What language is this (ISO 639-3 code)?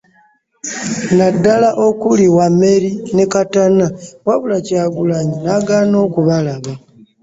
lug